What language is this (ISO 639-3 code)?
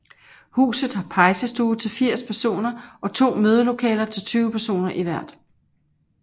dan